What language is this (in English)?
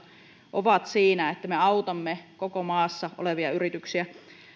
Finnish